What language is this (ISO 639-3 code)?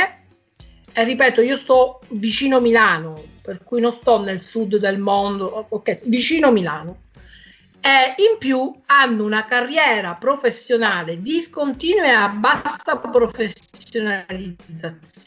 ita